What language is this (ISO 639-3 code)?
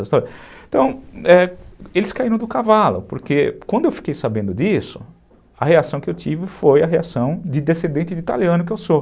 por